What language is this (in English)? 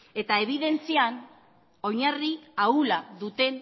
Basque